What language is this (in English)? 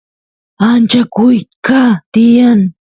Santiago del Estero Quichua